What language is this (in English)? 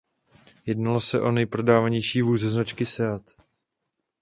Czech